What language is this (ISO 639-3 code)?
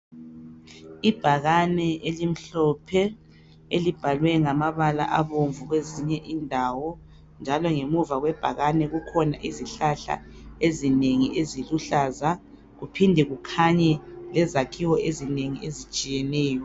nde